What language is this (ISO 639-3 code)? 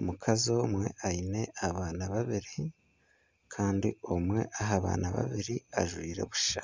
nyn